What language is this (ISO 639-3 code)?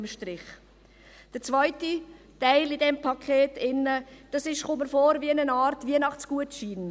gsw